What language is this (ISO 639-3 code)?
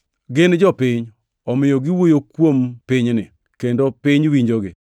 luo